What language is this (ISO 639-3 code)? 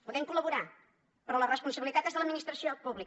cat